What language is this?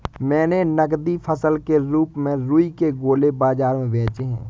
Hindi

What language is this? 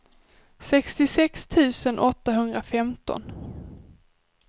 Swedish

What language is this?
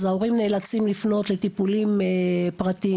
Hebrew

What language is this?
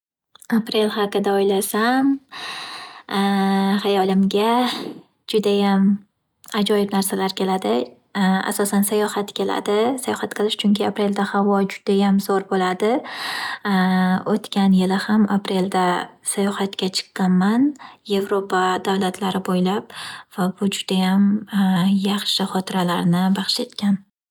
Uzbek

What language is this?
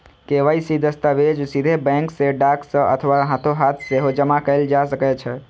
Maithili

